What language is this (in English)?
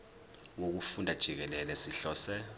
Zulu